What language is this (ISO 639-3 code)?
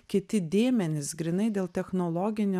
lit